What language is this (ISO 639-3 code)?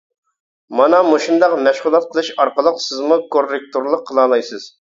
uig